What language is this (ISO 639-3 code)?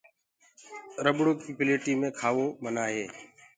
ggg